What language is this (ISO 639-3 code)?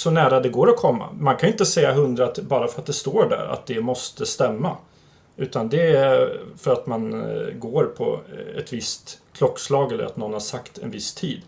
swe